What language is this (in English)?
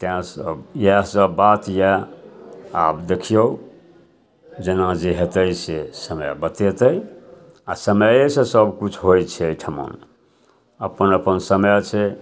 Maithili